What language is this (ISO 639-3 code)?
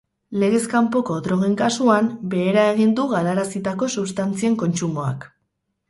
eus